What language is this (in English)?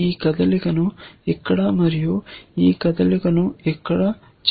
Telugu